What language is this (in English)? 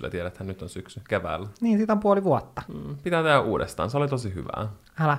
Finnish